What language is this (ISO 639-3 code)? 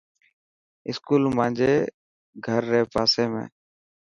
mki